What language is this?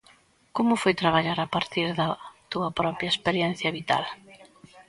Galician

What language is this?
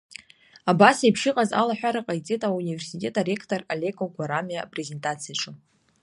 Abkhazian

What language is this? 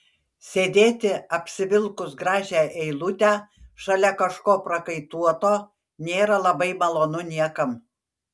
Lithuanian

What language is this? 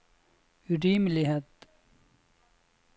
Norwegian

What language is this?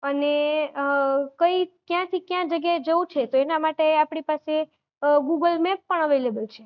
Gujarati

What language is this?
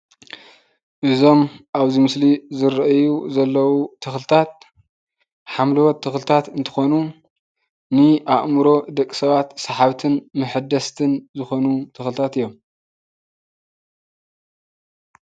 Tigrinya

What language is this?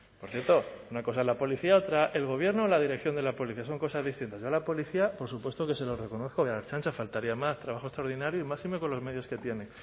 Spanish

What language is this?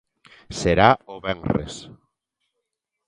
Galician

